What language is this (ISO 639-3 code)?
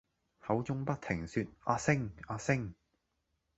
yue